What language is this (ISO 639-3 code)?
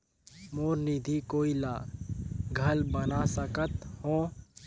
hne